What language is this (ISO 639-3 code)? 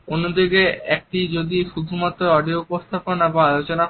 ben